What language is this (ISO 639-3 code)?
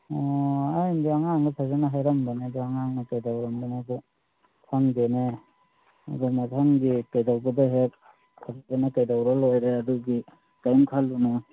mni